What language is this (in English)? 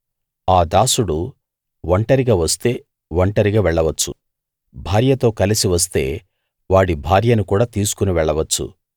Telugu